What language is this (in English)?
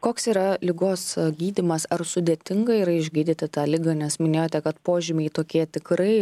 Lithuanian